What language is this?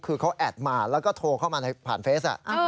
Thai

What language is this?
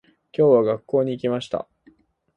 Japanese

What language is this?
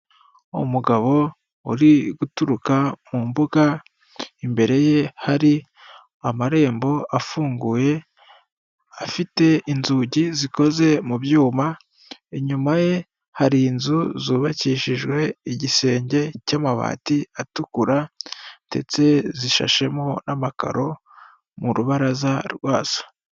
Kinyarwanda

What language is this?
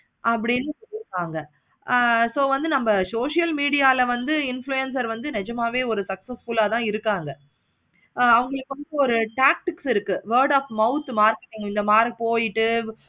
Tamil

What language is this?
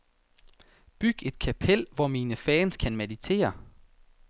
Danish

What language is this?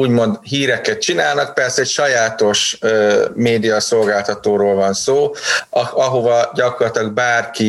Hungarian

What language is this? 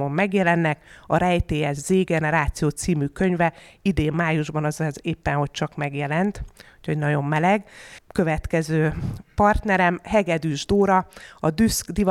Hungarian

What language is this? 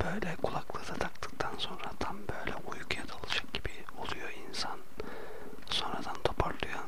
Turkish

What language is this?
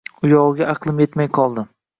Uzbek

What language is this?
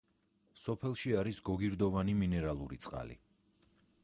Georgian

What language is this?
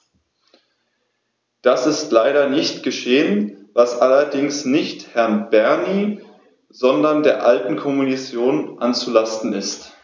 German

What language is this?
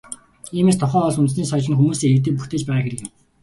Mongolian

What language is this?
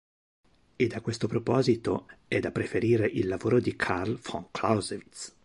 Italian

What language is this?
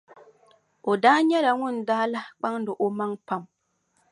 Dagbani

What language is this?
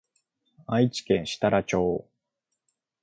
Japanese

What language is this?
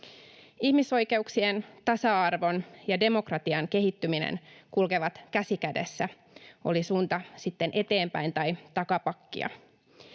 Finnish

